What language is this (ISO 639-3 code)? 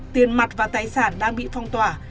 vie